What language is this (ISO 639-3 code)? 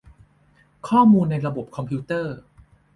tha